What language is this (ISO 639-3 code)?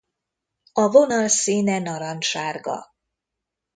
hun